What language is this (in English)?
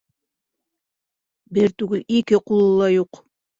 Bashkir